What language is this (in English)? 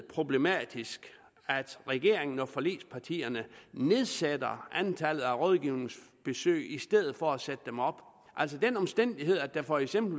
Danish